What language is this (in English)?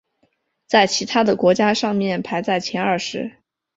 Chinese